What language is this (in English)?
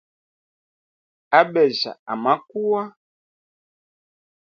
Hemba